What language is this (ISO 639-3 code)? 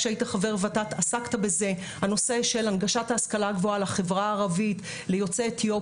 heb